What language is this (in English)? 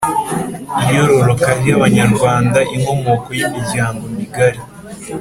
Kinyarwanda